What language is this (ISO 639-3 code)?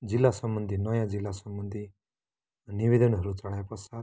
nep